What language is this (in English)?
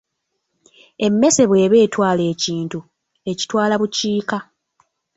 Ganda